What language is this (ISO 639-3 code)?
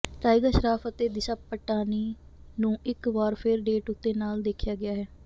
pan